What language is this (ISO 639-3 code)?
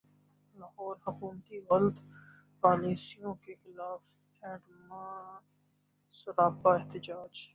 urd